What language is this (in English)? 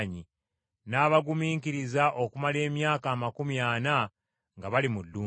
Ganda